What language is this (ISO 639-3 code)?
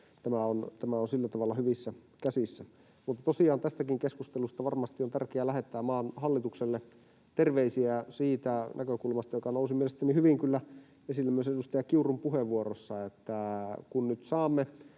fin